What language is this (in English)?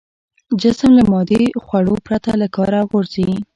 Pashto